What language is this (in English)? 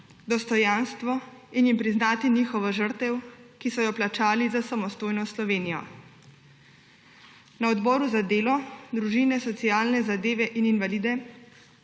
Slovenian